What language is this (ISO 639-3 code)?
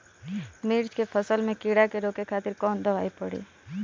bho